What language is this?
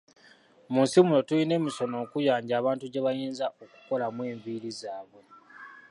Ganda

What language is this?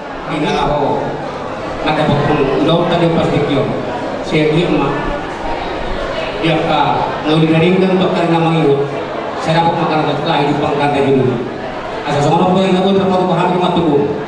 Abkhazian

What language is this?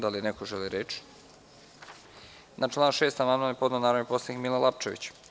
Serbian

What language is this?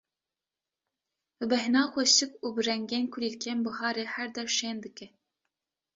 Kurdish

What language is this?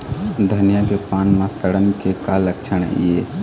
Chhattisgarhi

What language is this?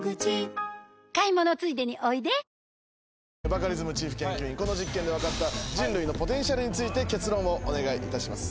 Japanese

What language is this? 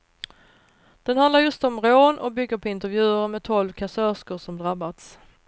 Swedish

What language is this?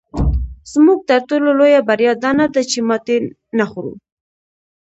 Pashto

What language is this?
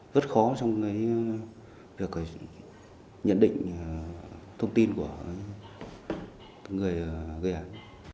Vietnamese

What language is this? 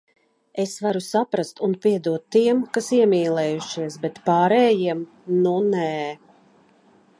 Latvian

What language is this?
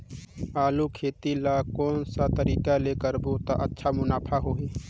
Chhattisgarhi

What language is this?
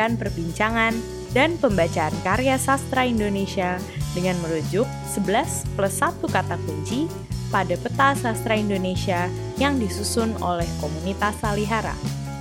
Indonesian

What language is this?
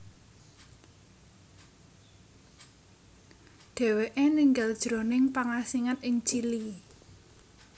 Javanese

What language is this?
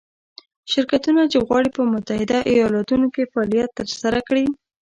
Pashto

